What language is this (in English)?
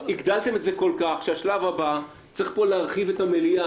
Hebrew